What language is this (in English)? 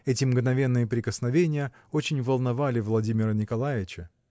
Russian